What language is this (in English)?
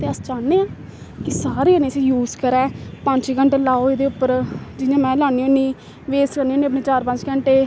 Dogri